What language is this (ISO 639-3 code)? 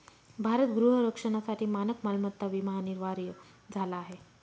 mar